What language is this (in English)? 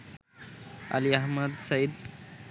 Bangla